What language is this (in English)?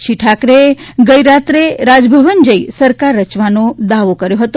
Gujarati